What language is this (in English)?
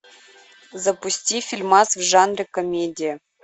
Russian